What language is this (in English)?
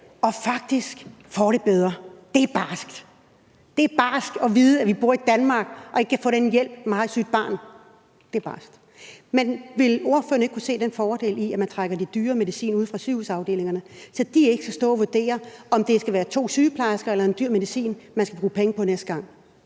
Danish